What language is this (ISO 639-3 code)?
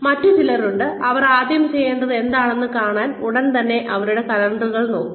mal